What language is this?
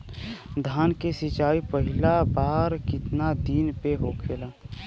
Bhojpuri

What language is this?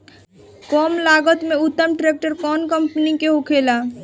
Bhojpuri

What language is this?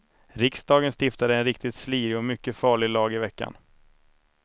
Swedish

